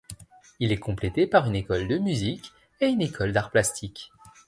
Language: French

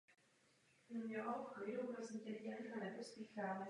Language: Czech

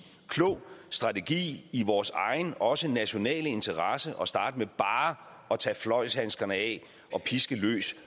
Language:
Danish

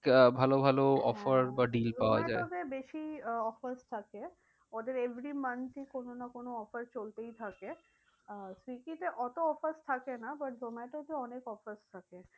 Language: Bangla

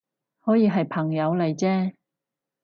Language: Cantonese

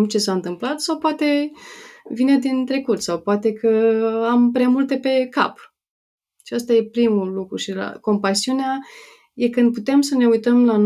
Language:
Romanian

